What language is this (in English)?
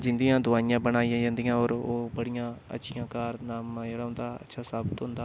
Dogri